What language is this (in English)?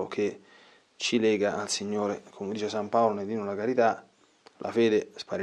Italian